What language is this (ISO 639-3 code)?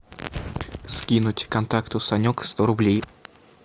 rus